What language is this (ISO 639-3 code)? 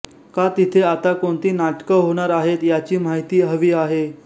mar